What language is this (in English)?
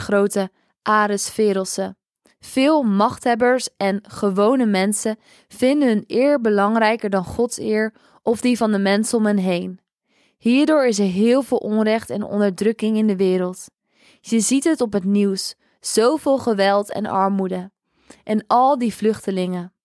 Dutch